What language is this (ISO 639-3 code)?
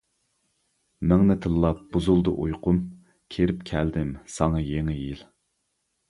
uig